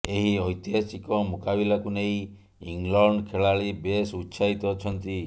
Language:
Odia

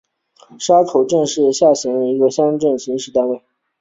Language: Chinese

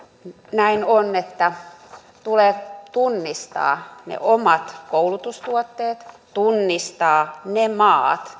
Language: Finnish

